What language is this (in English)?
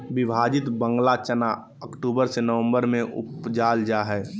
Magahi